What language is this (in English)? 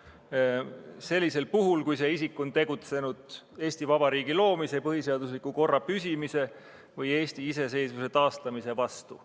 Estonian